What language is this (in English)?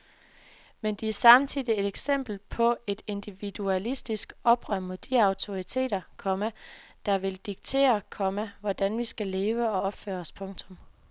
Danish